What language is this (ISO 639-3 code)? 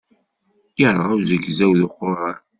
kab